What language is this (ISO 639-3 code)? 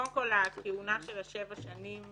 heb